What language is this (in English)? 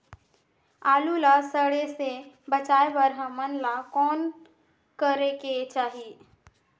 Chhattisgarhi